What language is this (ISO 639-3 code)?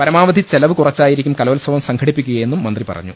mal